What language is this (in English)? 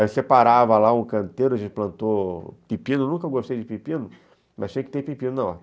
Portuguese